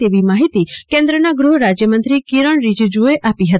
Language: Gujarati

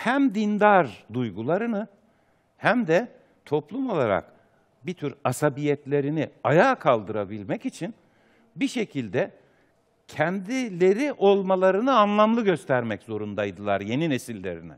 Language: Turkish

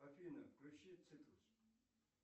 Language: Russian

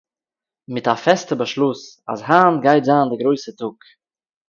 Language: Yiddish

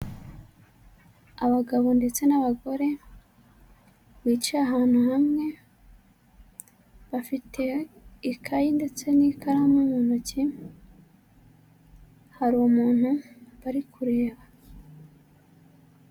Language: Kinyarwanda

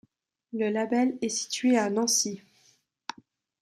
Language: French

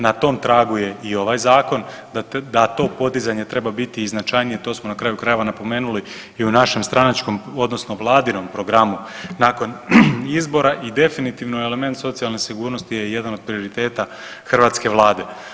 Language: Croatian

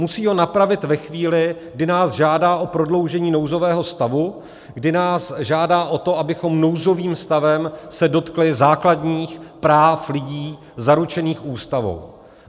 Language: Czech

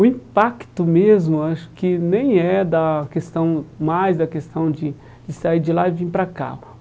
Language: Portuguese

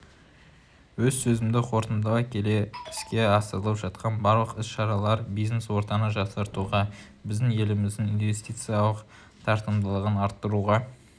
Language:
Kazakh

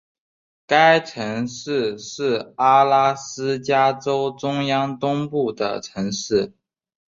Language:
Chinese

